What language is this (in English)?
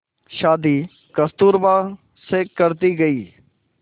Hindi